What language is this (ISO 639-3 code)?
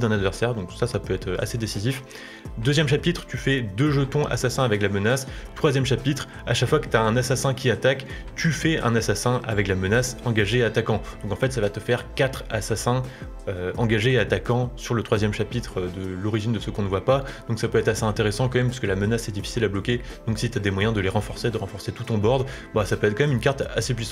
fra